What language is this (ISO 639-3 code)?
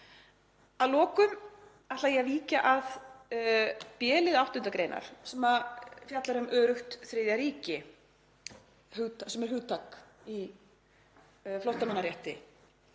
isl